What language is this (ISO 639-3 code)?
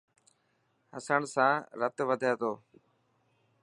mki